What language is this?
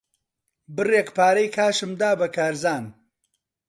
Central Kurdish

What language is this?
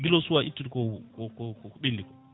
Fula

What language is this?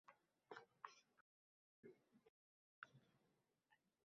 Uzbek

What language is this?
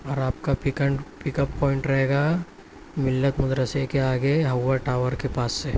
Urdu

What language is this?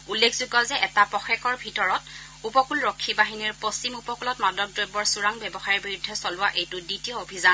Assamese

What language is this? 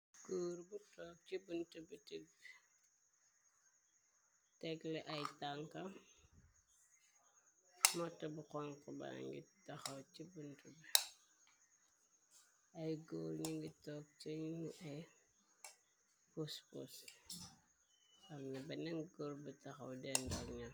Wolof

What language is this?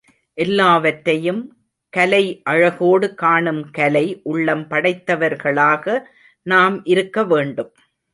Tamil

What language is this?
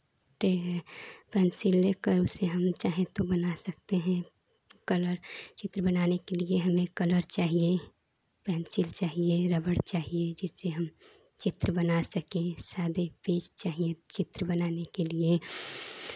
Hindi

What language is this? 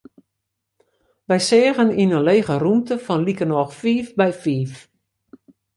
Western Frisian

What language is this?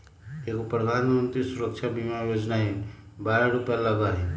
Magahi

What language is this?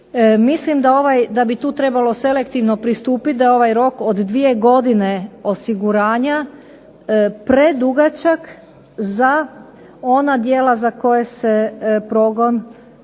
Croatian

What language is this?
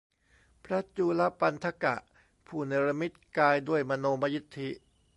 Thai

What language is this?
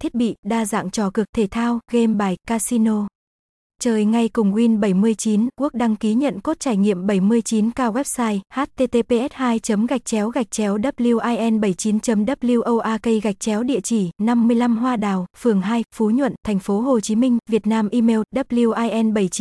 Vietnamese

